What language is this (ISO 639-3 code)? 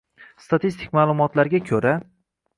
uzb